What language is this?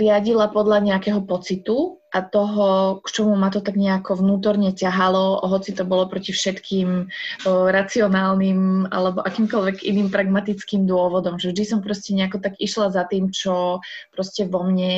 Slovak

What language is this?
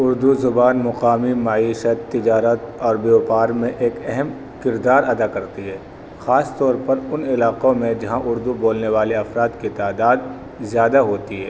Urdu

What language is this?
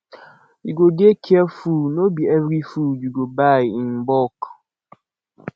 Nigerian Pidgin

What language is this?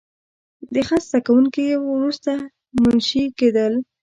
Pashto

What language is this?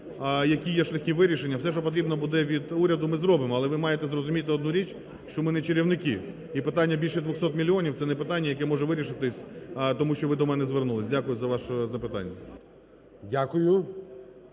Ukrainian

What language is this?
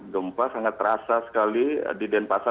Indonesian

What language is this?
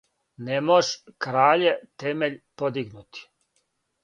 Serbian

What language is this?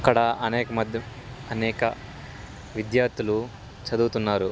Telugu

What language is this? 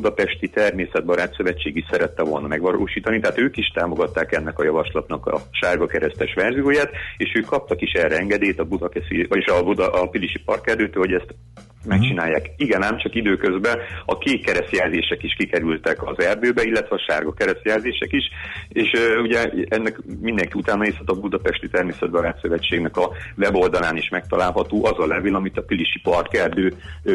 Hungarian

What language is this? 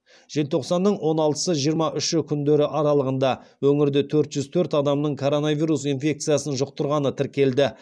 Kazakh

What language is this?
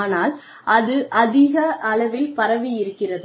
Tamil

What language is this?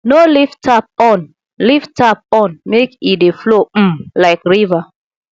Nigerian Pidgin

